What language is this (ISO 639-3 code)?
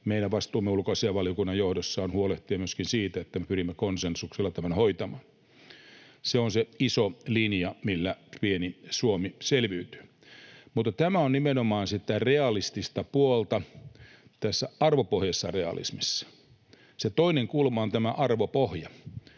fin